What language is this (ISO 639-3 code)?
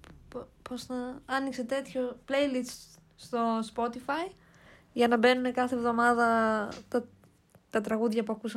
ell